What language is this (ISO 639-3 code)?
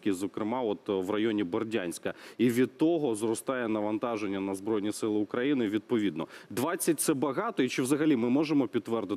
ukr